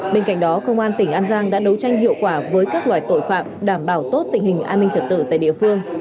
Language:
Vietnamese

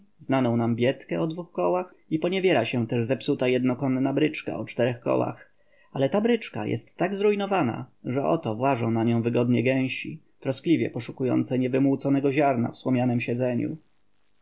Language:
Polish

